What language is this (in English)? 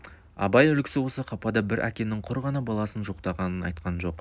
Kazakh